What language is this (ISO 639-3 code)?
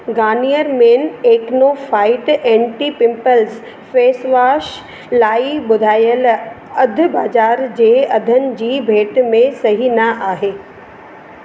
snd